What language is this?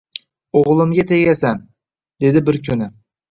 Uzbek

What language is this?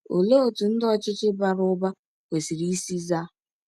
Igbo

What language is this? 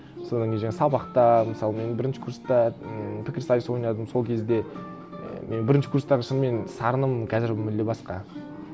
Kazakh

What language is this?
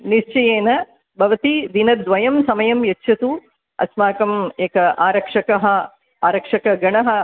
Sanskrit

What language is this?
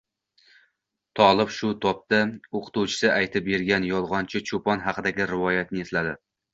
Uzbek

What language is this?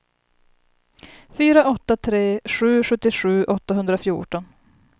Swedish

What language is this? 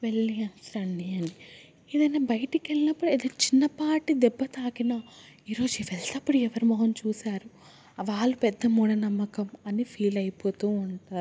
Telugu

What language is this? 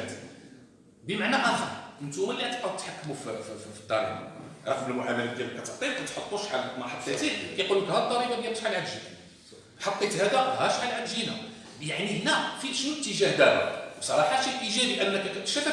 Arabic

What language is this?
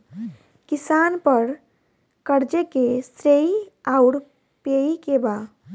Bhojpuri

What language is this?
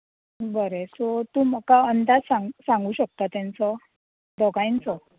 Konkani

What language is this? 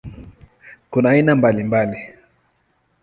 Swahili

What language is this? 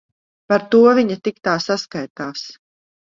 Latvian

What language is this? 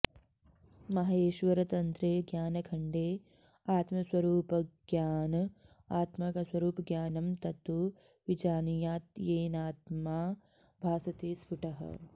Sanskrit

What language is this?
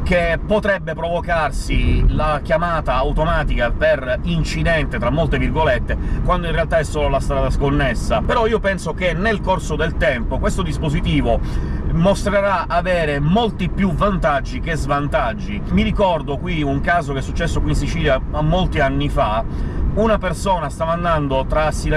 Italian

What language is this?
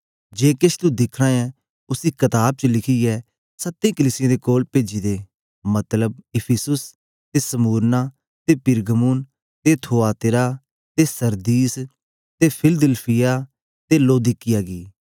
Dogri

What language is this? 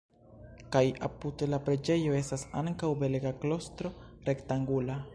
Esperanto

